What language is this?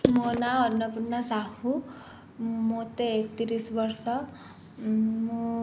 Odia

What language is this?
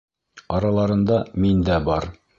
Bashkir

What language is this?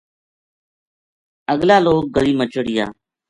Gujari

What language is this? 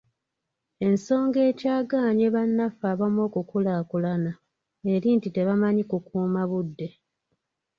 Ganda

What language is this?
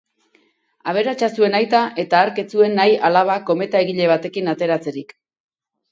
Basque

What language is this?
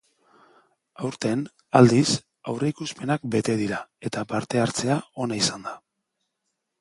Basque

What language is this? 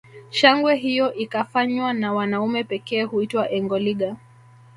Swahili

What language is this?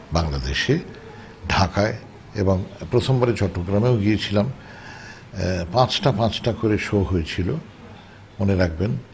Bangla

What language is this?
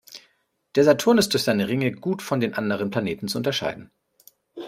German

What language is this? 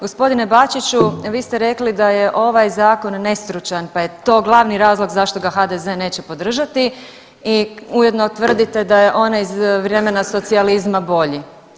Croatian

